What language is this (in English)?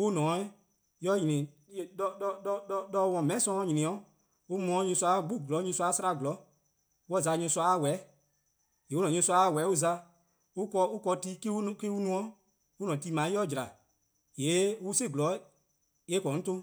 Eastern Krahn